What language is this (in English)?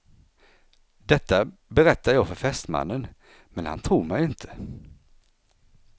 Swedish